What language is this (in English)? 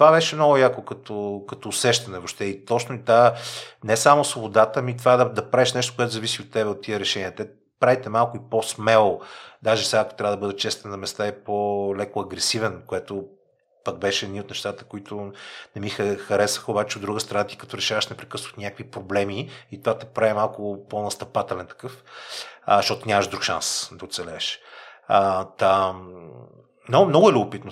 Bulgarian